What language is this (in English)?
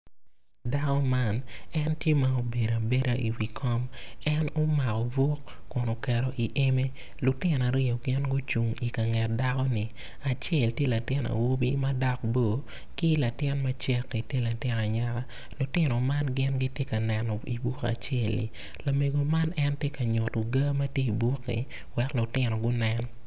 Acoli